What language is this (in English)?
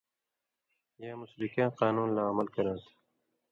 Indus Kohistani